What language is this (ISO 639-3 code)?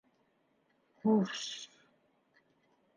bak